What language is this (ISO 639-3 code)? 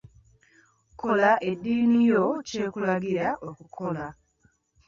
lug